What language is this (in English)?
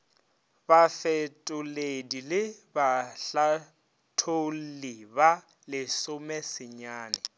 Northern Sotho